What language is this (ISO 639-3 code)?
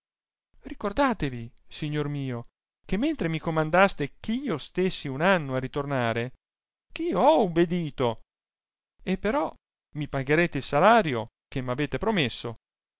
ita